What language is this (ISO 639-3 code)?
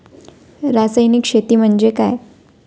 mar